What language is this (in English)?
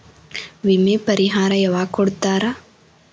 Kannada